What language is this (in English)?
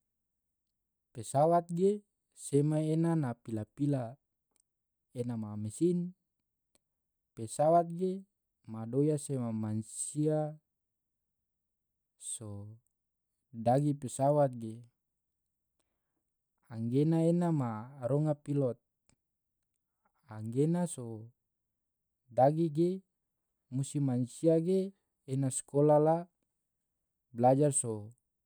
Tidore